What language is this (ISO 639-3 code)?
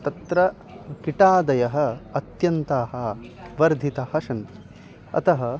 san